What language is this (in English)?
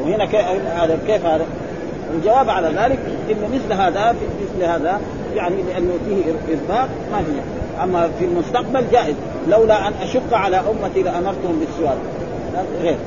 Arabic